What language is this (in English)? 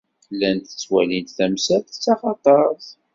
Kabyle